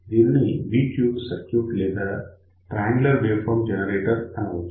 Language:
Telugu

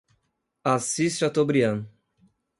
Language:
Portuguese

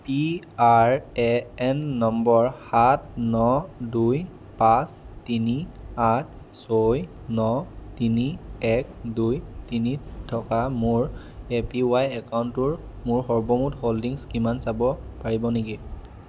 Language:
Assamese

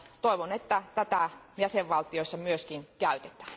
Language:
Finnish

